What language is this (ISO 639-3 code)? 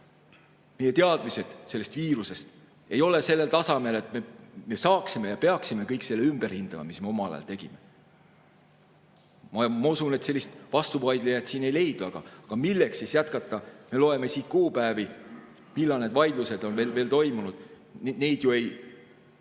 est